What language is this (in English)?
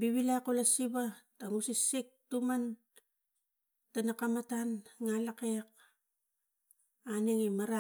Tigak